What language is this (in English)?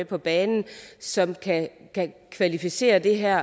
Danish